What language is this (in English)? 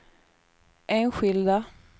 Swedish